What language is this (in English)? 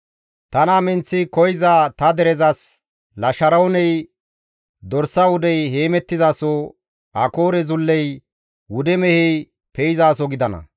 Gamo